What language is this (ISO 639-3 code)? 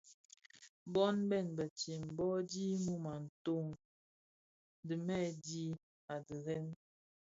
ksf